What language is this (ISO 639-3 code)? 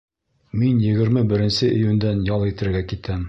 bak